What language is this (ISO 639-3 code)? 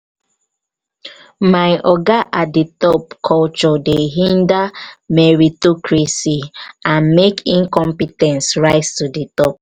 pcm